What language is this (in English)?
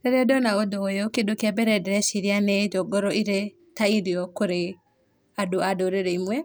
Kikuyu